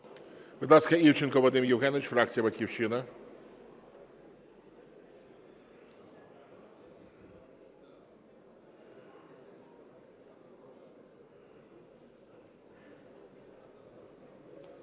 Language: Ukrainian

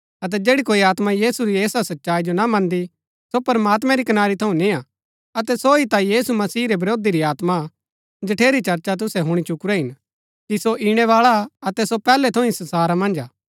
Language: Gaddi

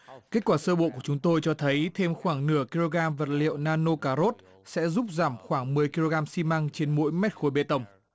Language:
Vietnamese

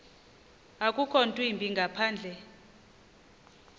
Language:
Xhosa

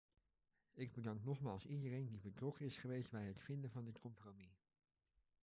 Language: Dutch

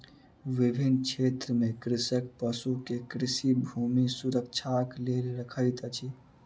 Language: Maithili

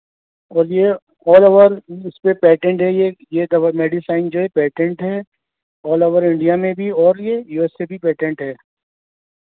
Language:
Urdu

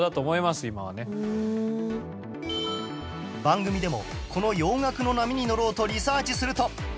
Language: Japanese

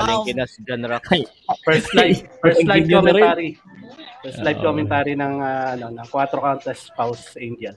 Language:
Filipino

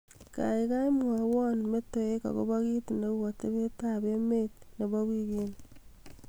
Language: Kalenjin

